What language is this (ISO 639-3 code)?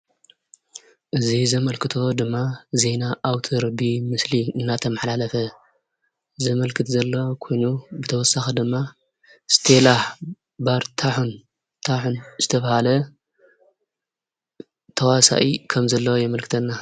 tir